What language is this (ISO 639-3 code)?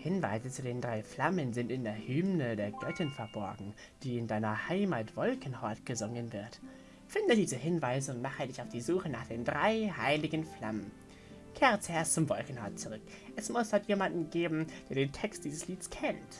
deu